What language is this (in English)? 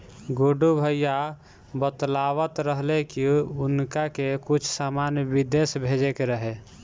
Bhojpuri